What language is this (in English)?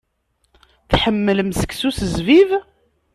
Kabyle